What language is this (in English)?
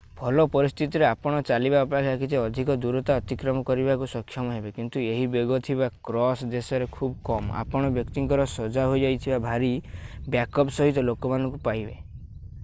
Odia